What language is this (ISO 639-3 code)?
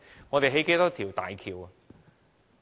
yue